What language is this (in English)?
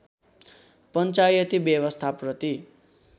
Nepali